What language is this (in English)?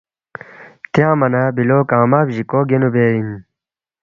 Balti